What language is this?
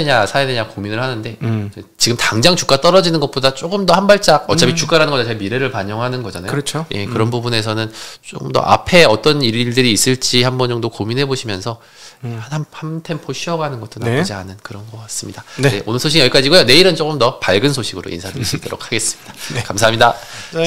Korean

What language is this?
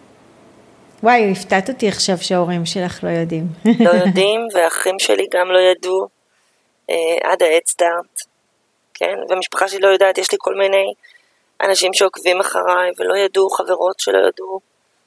Hebrew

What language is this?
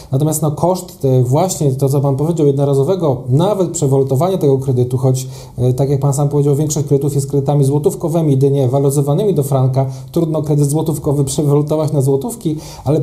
Polish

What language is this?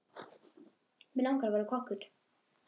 Icelandic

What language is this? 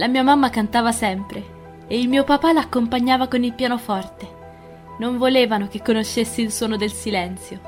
Italian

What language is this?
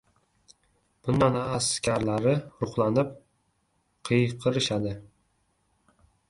Uzbek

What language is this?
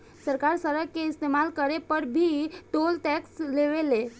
Bhojpuri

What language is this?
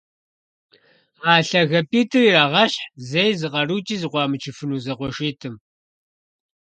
Kabardian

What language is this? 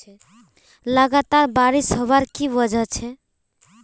Magahi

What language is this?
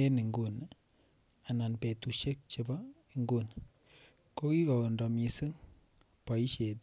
Kalenjin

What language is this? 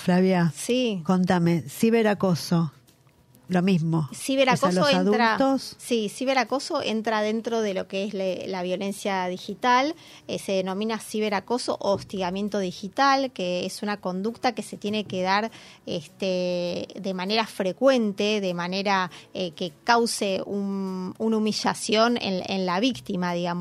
Spanish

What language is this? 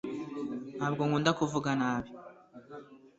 Kinyarwanda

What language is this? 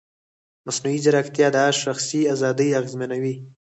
Pashto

